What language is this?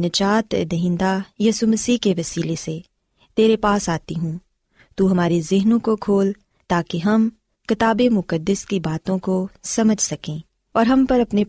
Urdu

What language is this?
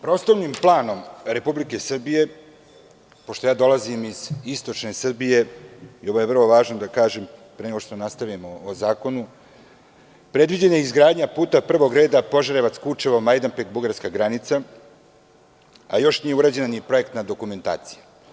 Serbian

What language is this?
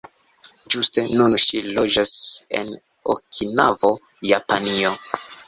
Esperanto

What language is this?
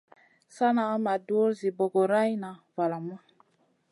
Masana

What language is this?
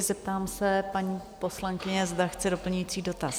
Czech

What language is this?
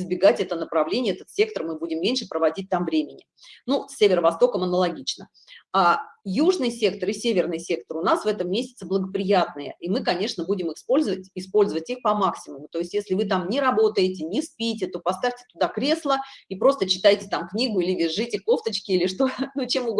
Russian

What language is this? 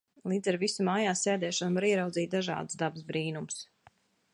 Latvian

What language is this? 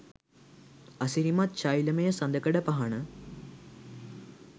Sinhala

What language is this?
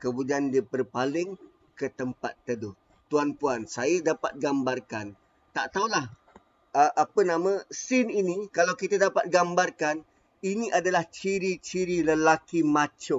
Malay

